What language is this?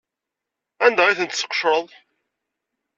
Kabyle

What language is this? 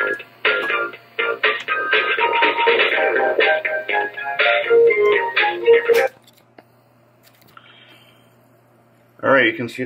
English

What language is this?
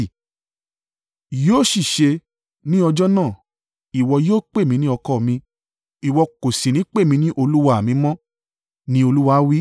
Yoruba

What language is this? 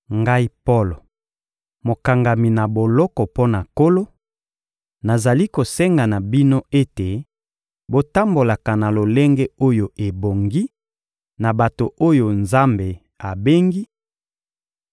Lingala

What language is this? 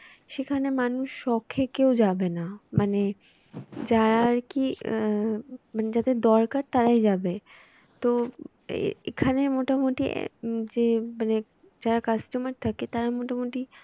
Bangla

